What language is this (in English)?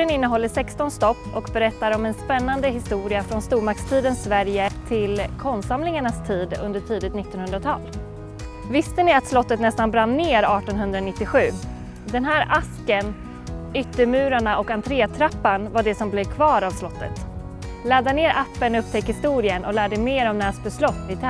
Swedish